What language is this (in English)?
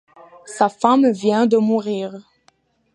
French